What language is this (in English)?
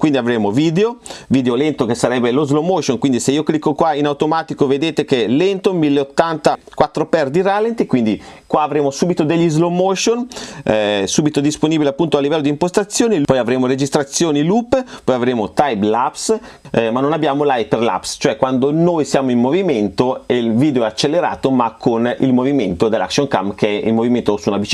Italian